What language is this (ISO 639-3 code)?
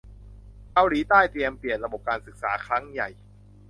tha